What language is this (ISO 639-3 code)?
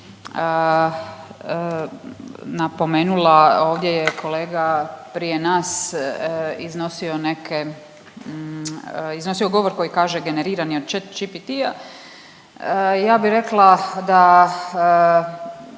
hrv